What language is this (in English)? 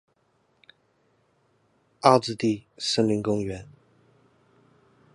Chinese